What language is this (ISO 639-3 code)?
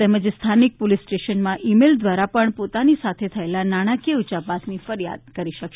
guj